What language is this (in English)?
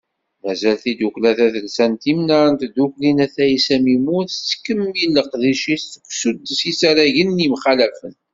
Kabyle